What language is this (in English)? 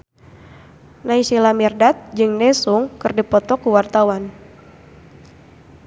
Sundanese